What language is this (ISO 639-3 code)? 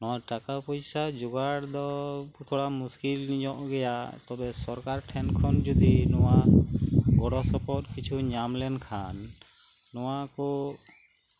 sat